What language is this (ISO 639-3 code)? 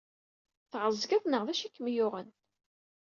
kab